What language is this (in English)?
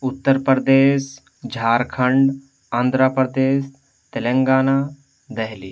Urdu